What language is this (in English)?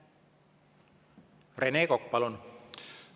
Estonian